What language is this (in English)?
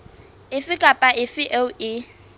Southern Sotho